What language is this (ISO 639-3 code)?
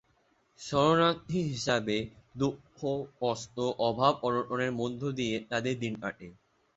ben